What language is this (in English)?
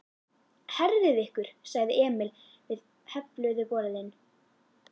Icelandic